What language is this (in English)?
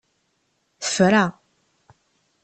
Kabyle